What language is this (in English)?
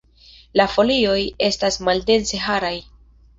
Esperanto